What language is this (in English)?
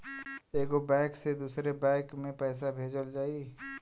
Bhojpuri